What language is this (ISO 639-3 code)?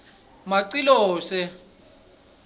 ssw